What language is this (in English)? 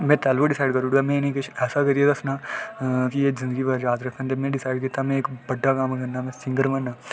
Dogri